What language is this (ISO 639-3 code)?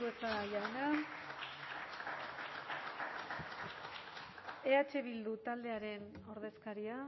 eus